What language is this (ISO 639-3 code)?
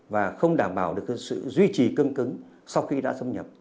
vie